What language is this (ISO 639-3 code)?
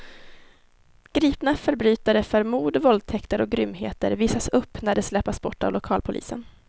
swe